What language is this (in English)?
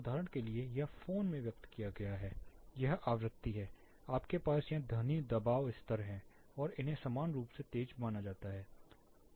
Hindi